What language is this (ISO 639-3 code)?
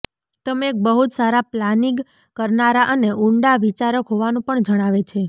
guj